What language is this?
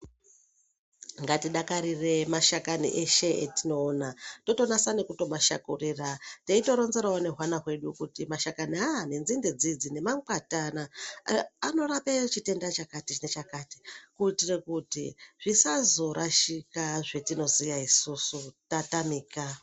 Ndau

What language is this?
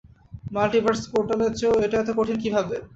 Bangla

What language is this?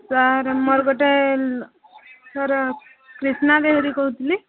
Odia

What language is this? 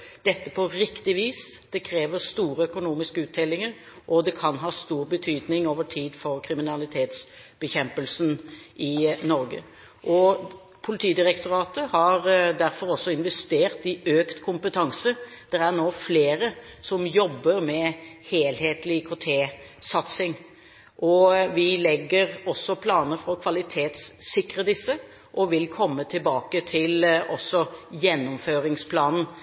Norwegian Bokmål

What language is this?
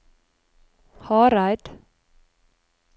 Norwegian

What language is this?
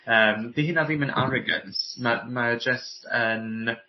Welsh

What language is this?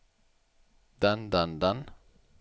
Norwegian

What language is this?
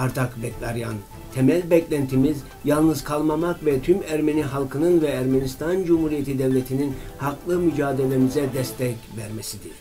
Turkish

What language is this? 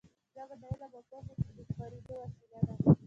Pashto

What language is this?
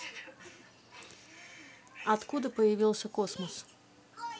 Russian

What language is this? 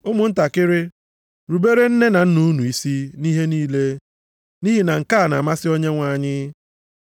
Igbo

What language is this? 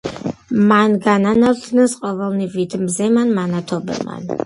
Georgian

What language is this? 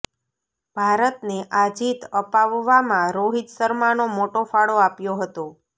Gujarati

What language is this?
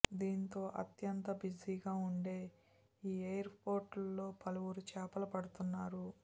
Telugu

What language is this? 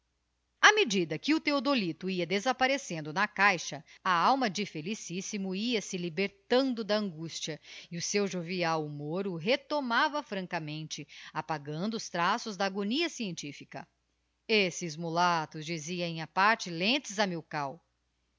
Portuguese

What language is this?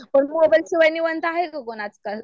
Marathi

